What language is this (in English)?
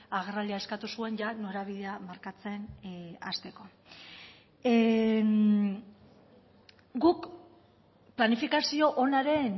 Basque